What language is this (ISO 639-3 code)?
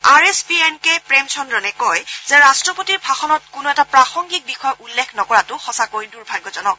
asm